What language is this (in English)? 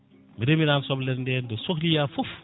Fula